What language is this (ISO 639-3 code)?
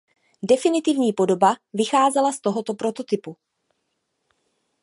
ces